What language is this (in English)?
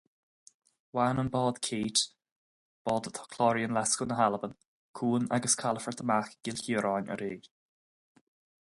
Irish